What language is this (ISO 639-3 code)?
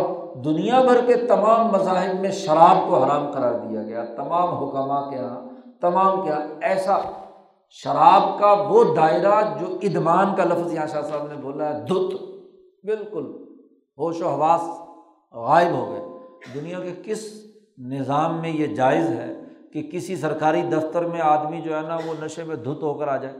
urd